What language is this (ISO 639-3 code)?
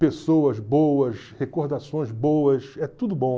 por